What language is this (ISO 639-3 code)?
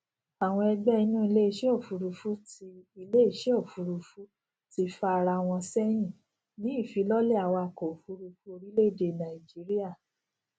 yor